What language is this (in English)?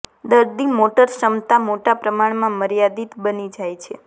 Gujarati